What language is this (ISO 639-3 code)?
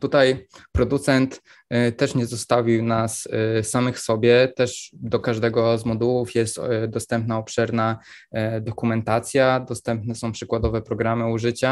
pol